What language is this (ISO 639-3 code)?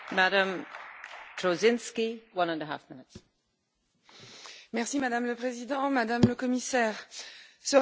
fra